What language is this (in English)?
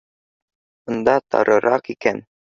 Bashkir